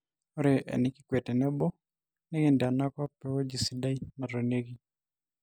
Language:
Masai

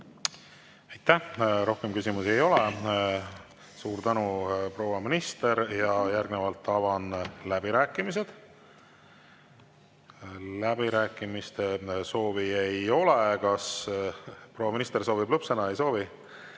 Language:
Estonian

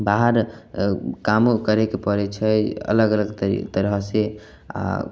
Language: Maithili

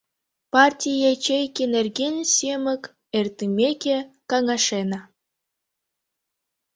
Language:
Mari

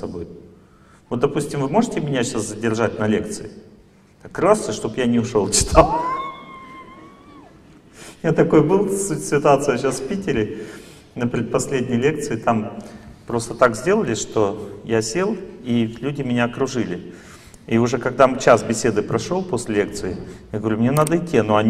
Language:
Russian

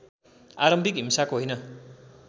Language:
Nepali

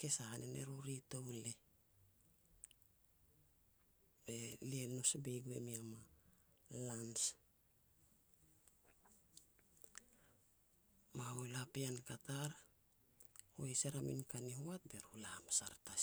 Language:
Petats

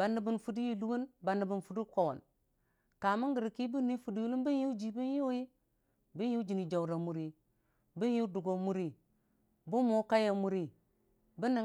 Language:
Dijim-Bwilim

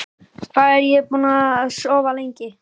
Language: Icelandic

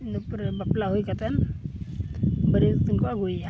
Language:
Santali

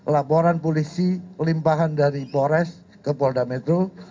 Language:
Indonesian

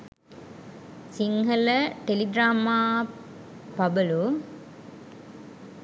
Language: Sinhala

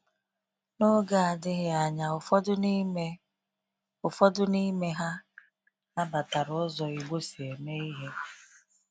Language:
Igbo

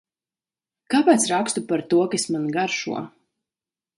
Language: Latvian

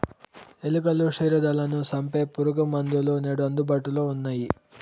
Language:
Telugu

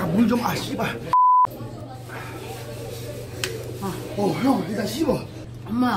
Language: Korean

